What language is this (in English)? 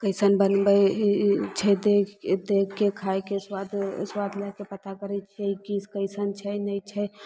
Maithili